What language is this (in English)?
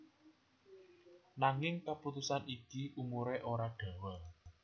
Javanese